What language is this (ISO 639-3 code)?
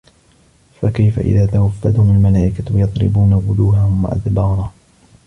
ara